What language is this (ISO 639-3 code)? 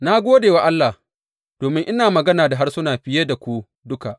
hau